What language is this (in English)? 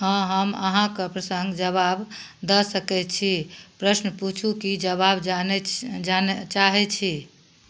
Maithili